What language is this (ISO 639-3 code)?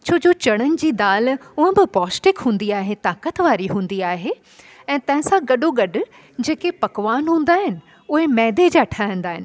snd